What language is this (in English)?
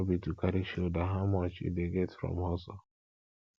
Nigerian Pidgin